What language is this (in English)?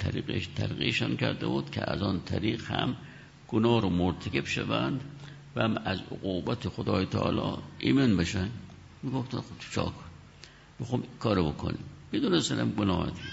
Persian